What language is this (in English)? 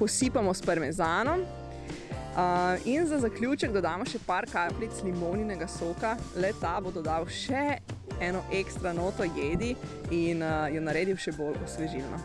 Slovenian